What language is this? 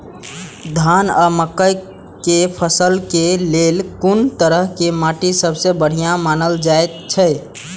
Maithili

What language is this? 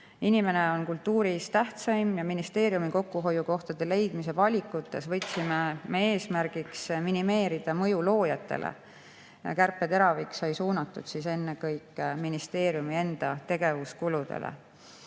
Estonian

